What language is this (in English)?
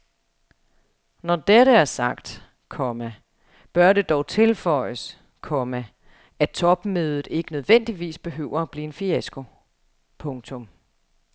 Danish